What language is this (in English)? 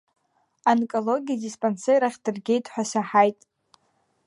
Abkhazian